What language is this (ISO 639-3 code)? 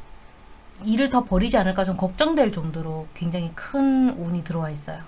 kor